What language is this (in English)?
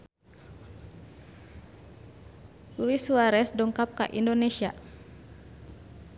Sundanese